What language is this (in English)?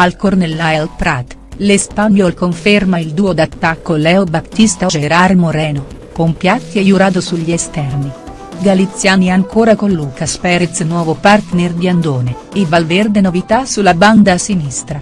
Italian